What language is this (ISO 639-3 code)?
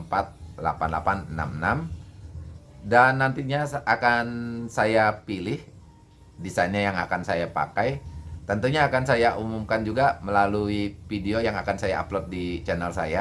ind